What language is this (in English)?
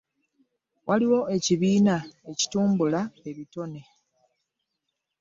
Ganda